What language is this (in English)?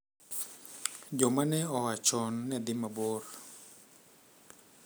Luo (Kenya and Tanzania)